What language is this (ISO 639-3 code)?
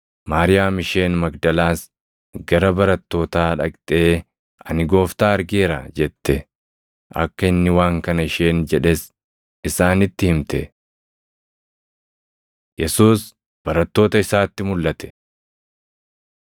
orm